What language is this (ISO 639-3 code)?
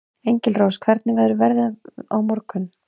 isl